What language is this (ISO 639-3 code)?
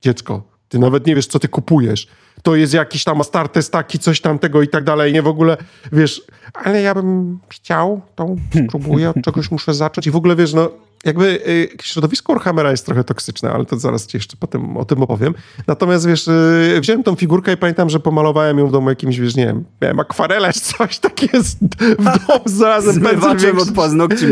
pol